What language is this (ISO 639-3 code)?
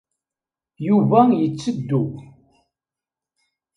kab